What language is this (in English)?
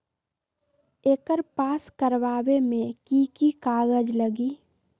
Magahi